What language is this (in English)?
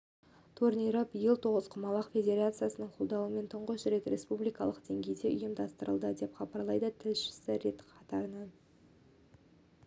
Kazakh